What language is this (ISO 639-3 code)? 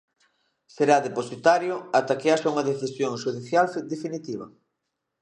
glg